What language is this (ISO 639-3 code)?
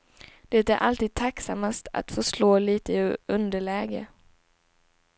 swe